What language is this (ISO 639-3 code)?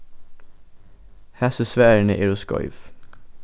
fao